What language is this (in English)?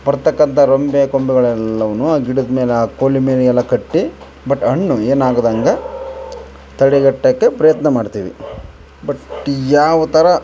Kannada